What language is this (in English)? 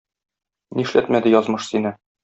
Tatar